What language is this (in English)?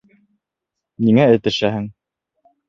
Bashkir